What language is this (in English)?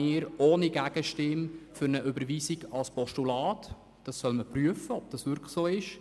Swiss German